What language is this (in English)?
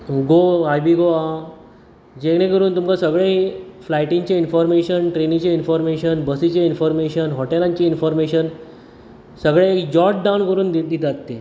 Konkani